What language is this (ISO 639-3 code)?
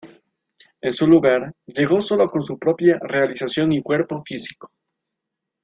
spa